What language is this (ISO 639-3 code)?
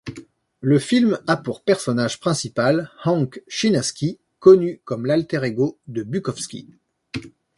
fra